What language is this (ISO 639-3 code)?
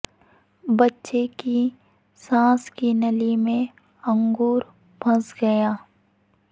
urd